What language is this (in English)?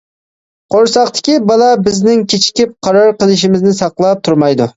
Uyghur